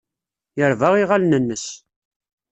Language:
Kabyle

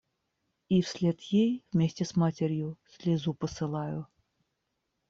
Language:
Russian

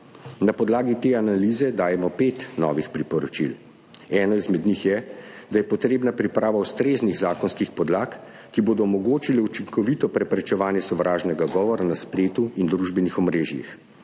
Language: Slovenian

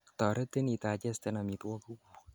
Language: Kalenjin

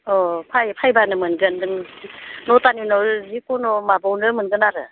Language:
Bodo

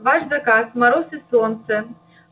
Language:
Russian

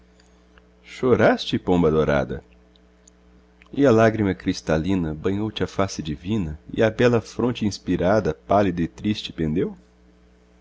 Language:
Portuguese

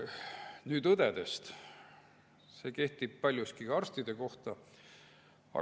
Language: Estonian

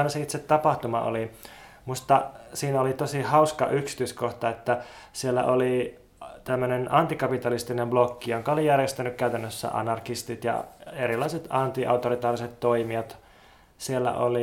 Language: Finnish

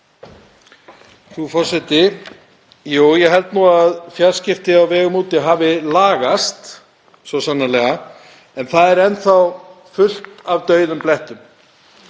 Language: Icelandic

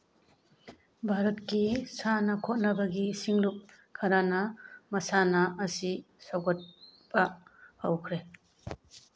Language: Manipuri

